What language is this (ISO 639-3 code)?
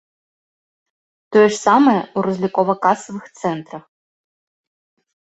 bel